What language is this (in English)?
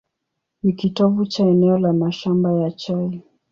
Swahili